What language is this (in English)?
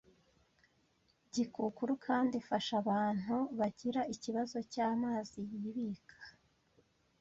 Kinyarwanda